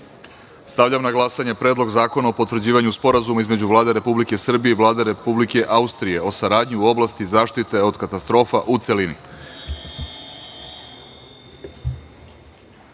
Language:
Serbian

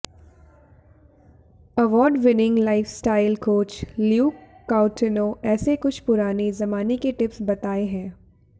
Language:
Hindi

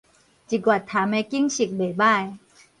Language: Min Nan Chinese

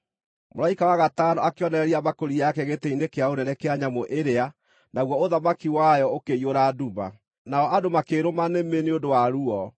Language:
Kikuyu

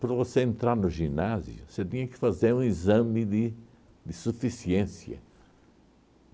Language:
Portuguese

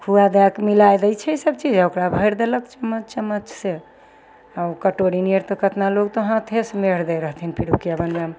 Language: Maithili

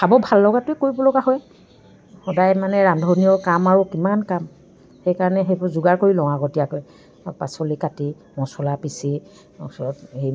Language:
Assamese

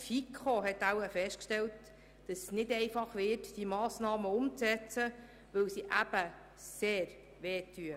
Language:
Swiss German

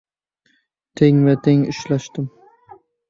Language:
Uzbek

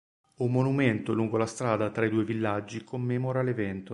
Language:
Italian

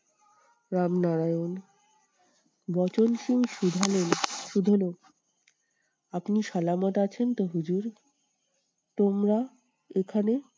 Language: Bangla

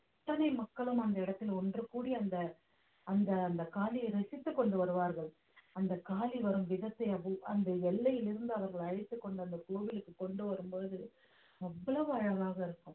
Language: Tamil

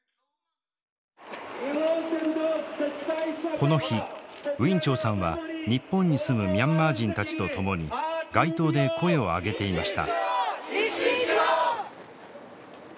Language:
Japanese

